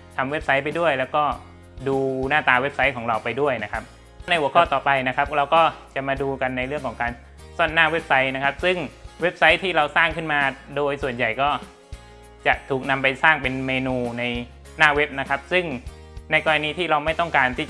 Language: Thai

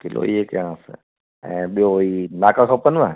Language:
Sindhi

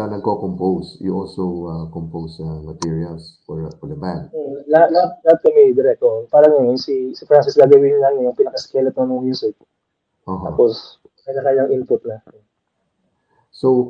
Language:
Filipino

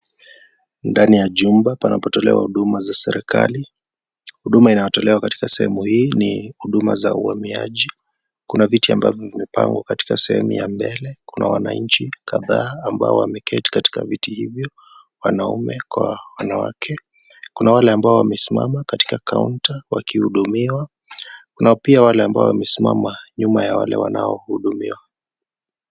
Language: Swahili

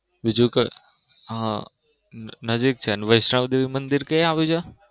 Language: Gujarati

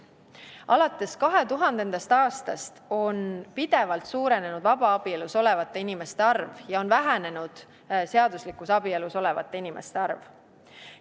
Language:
Estonian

